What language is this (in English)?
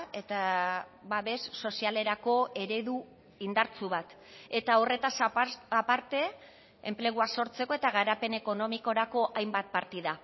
Basque